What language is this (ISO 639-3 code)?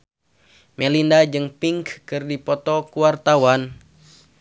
sun